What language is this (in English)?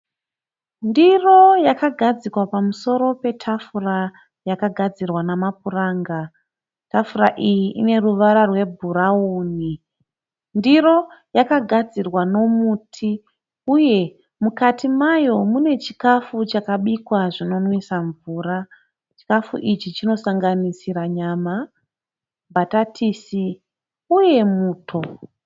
Shona